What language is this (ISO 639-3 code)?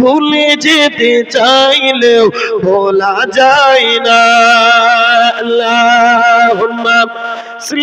ben